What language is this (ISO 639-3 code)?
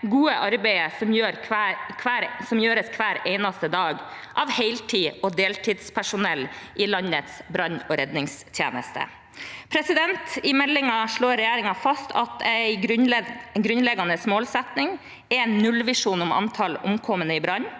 nor